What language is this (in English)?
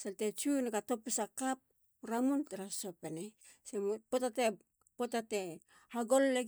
Halia